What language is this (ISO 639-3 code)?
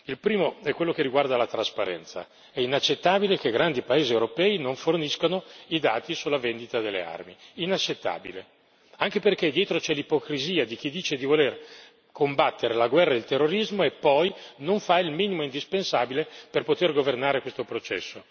ita